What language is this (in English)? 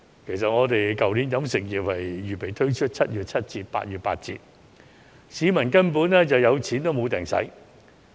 Cantonese